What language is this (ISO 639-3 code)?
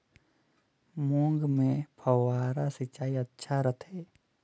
hne